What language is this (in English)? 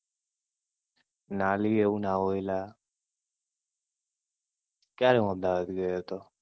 Gujarati